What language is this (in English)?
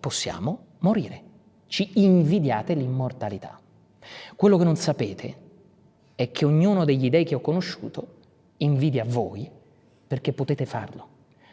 Italian